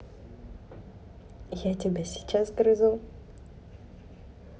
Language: Russian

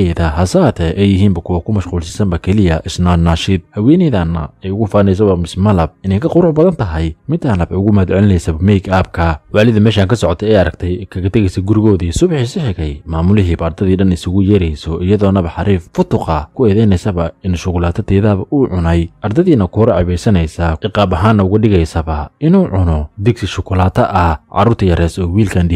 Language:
Arabic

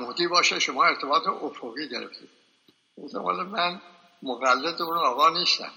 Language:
Persian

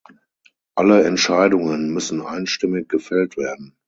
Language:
German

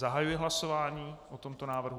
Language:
Czech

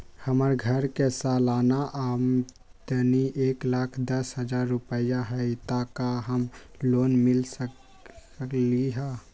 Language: Magahi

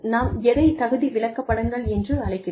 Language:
Tamil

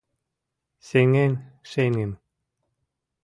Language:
Mari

